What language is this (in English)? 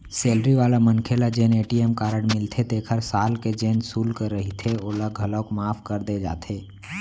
Chhattisgarhi